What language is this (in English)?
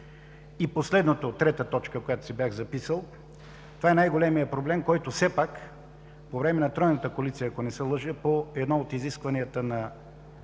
Bulgarian